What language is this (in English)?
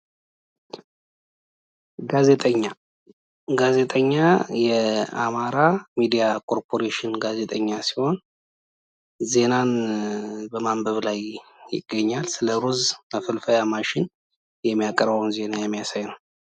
Amharic